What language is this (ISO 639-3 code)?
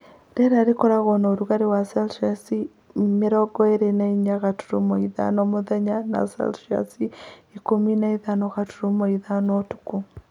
kik